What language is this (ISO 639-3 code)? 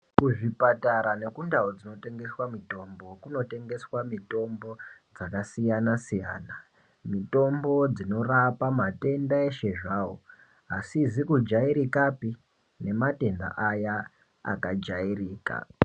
ndc